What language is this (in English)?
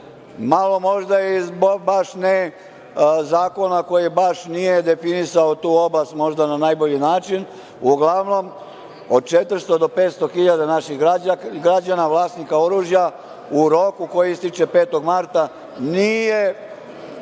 Serbian